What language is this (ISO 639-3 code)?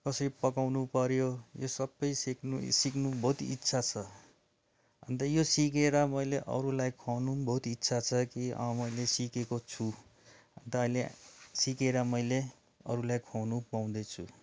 nep